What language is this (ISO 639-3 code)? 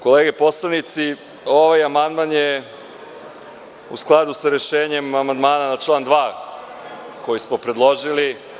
srp